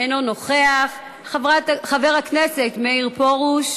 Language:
Hebrew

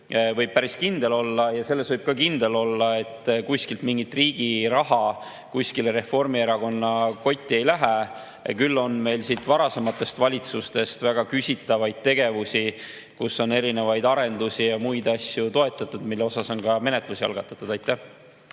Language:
Estonian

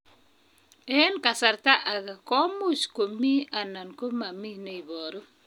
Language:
Kalenjin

